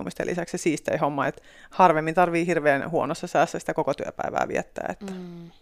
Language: Finnish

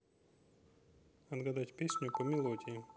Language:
Russian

